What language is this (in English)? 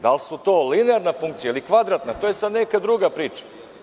Serbian